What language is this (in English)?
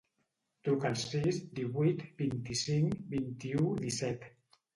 Catalan